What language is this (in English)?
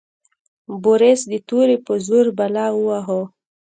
Pashto